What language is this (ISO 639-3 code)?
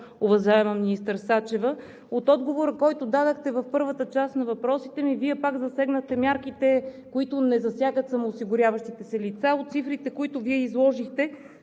bul